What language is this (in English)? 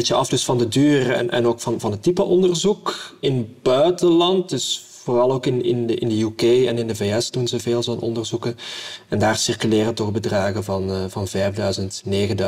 Dutch